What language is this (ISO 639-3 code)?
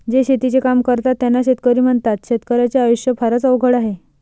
mar